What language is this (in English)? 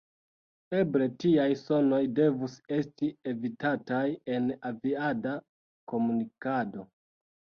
Esperanto